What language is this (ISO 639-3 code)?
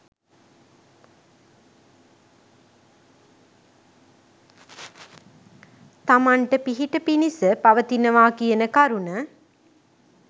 sin